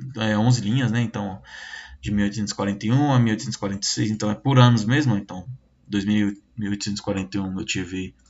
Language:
Portuguese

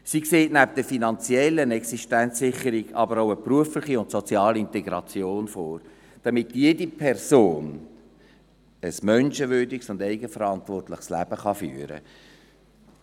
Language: Swiss German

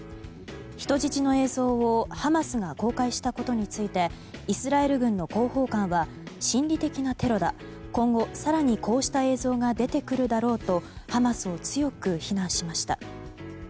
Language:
Japanese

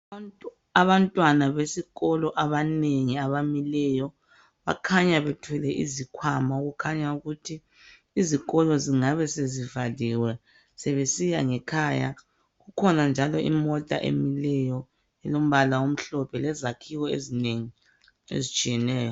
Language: North Ndebele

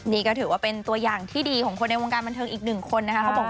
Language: Thai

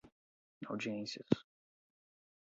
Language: Portuguese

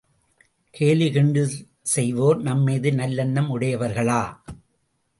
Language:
Tamil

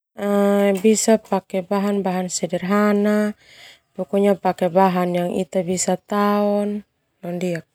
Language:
Termanu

